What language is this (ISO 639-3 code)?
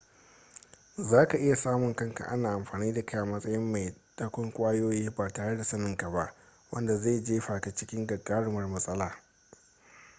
hau